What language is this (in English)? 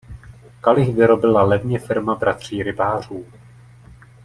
Czech